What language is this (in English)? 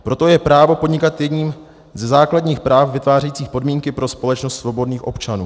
Czech